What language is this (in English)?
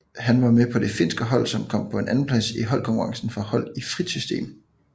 Danish